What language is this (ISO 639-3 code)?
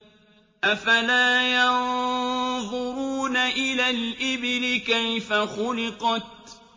ara